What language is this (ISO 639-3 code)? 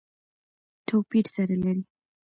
pus